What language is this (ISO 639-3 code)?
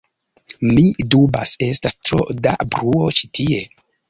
epo